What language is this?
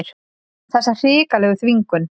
Icelandic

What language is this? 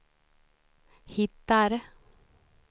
Swedish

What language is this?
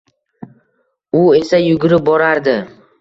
Uzbek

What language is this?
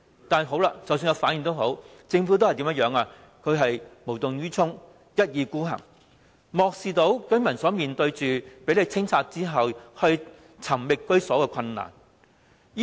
Cantonese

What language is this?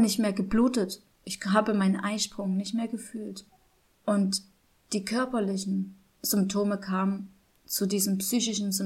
German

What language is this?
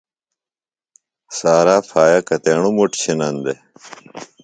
Phalura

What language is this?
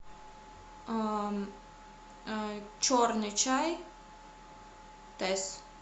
Russian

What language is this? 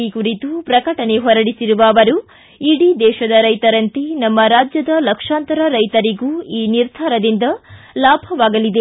Kannada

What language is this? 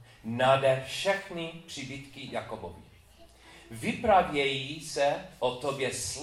Czech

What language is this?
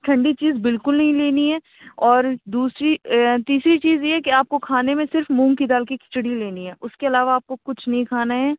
Urdu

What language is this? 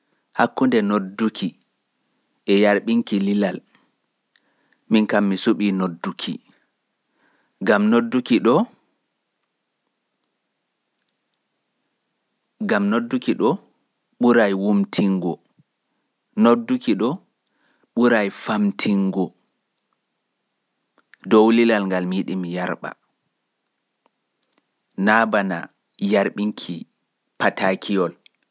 Fula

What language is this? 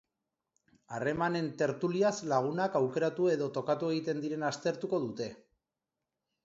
Basque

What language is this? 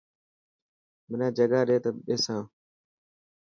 Dhatki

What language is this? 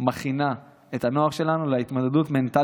Hebrew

